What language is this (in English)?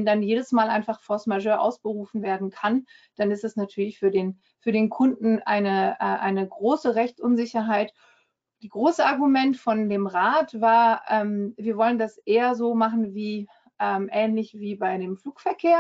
German